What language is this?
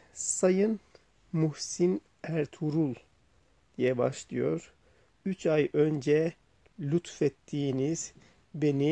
Turkish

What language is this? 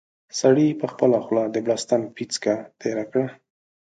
Pashto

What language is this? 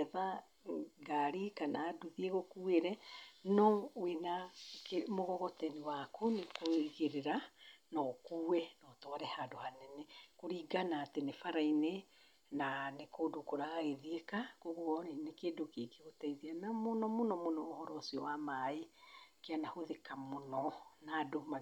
Kikuyu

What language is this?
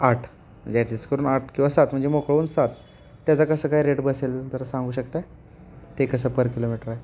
Marathi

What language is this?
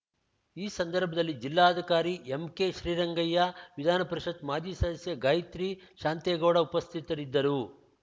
Kannada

